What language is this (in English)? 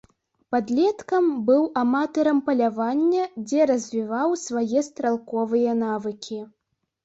Belarusian